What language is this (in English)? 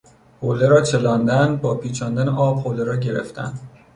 Persian